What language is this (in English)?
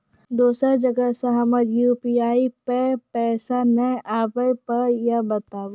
Maithili